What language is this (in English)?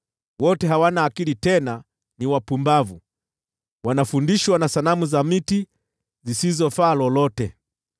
Swahili